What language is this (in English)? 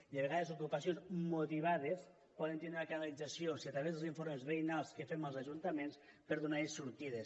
Catalan